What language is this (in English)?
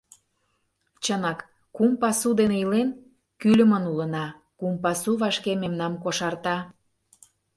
Mari